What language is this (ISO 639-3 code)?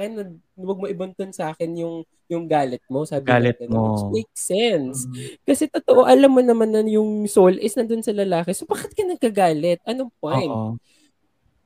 fil